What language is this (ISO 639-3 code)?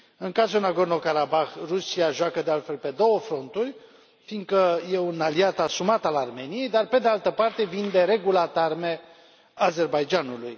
ron